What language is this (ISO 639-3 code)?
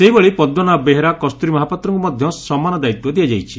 ori